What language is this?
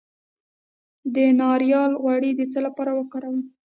Pashto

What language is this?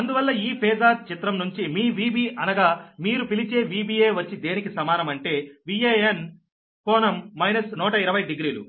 Telugu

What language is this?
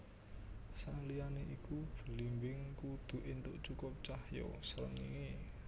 Javanese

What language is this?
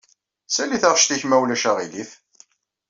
Kabyle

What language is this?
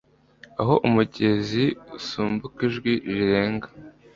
Kinyarwanda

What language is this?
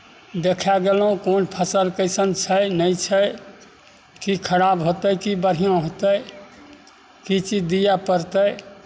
Maithili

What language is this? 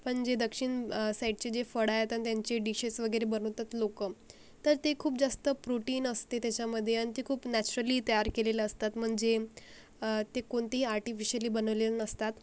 Marathi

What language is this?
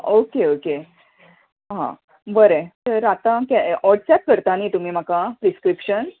Konkani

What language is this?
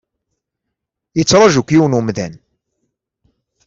Kabyle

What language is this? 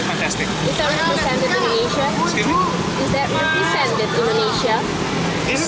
Indonesian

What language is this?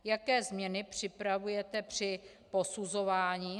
Czech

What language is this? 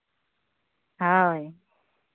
Santali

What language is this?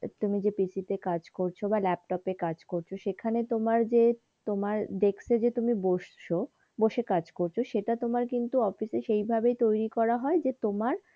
Bangla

